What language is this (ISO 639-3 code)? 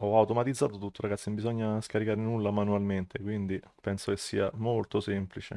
ita